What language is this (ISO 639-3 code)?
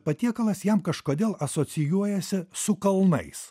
lit